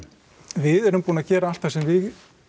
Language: Icelandic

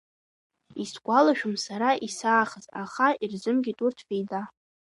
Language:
Abkhazian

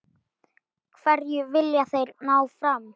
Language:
Icelandic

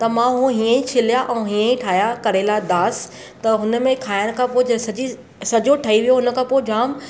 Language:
Sindhi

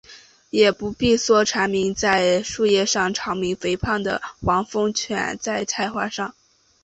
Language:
Chinese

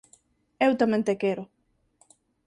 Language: Galician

